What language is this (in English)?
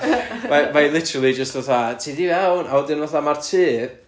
Welsh